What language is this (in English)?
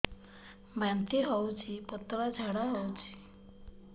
Odia